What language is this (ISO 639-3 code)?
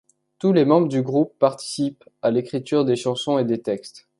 fra